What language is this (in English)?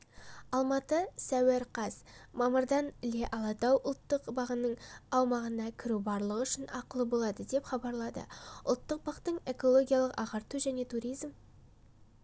Kazakh